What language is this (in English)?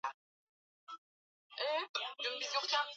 Swahili